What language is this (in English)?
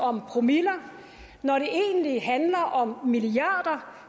Danish